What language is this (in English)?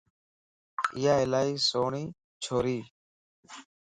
Lasi